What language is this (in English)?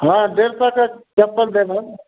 Maithili